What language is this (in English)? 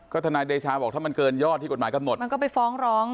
Thai